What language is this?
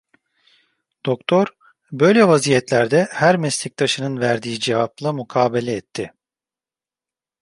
Turkish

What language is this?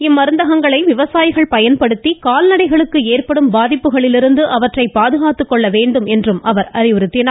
Tamil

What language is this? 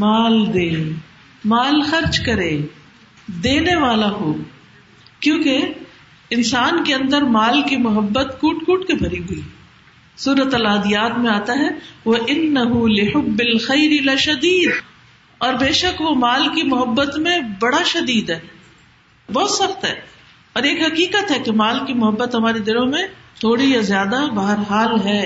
Urdu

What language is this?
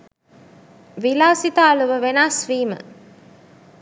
Sinhala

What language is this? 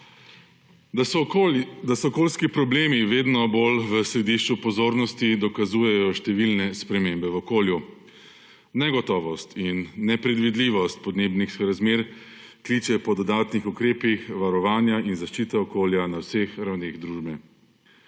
Slovenian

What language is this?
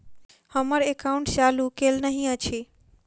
Maithili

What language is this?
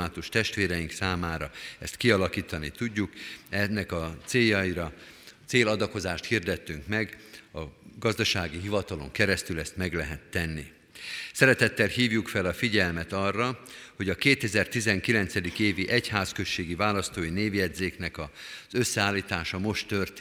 Hungarian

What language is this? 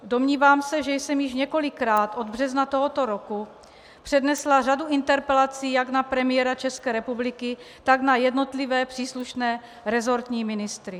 Czech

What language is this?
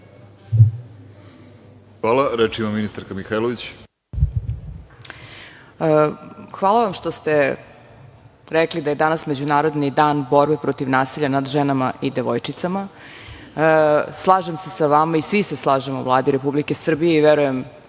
Serbian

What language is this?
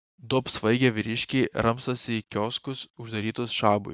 Lithuanian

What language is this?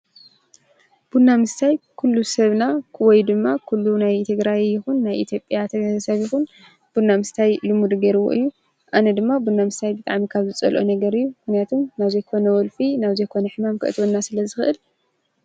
Tigrinya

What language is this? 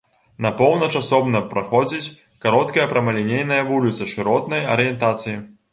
Belarusian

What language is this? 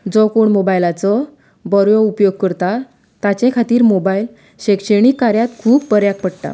Konkani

